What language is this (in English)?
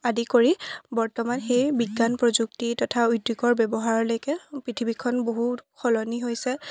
Assamese